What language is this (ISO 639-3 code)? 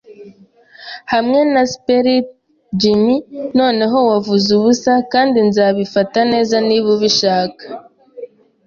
kin